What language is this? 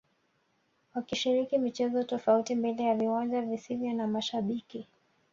Swahili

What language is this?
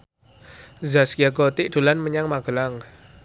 Javanese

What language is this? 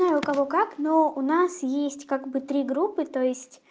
Russian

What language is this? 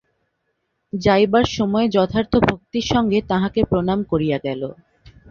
Bangla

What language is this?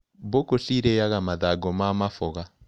Kikuyu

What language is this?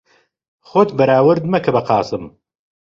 Central Kurdish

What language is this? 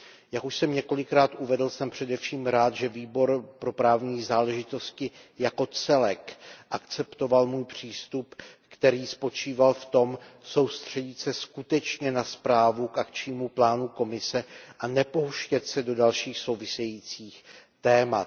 Czech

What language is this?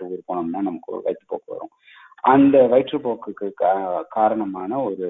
Tamil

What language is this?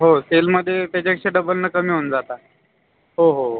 Marathi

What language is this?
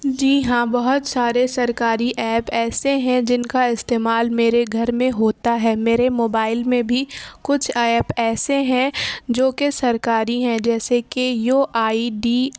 Urdu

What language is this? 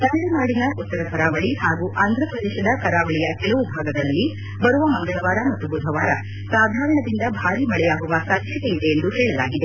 Kannada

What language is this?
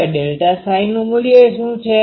Gujarati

